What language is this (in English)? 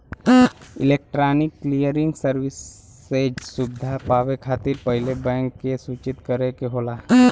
Bhojpuri